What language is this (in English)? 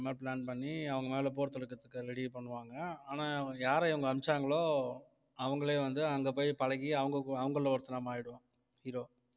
Tamil